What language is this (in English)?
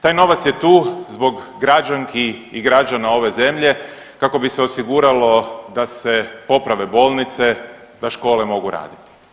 Croatian